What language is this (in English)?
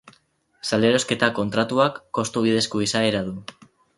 Basque